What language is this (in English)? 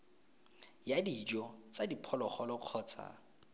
Tswana